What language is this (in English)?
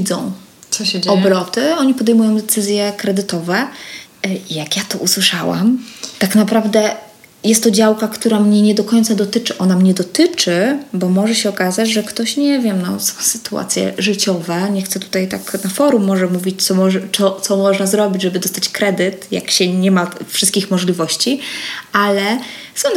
Polish